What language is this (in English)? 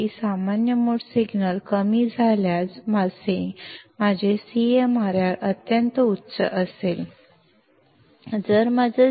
Kannada